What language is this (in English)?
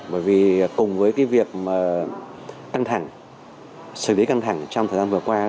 Vietnamese